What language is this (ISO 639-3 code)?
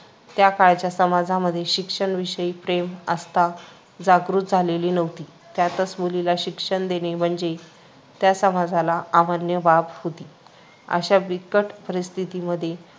mar